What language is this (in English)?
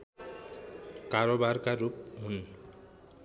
Nepali